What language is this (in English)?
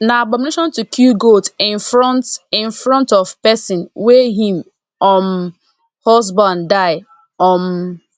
Nigerian Pidgin